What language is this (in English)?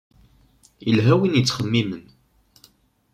Kabyle